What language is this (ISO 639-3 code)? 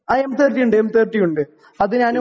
mal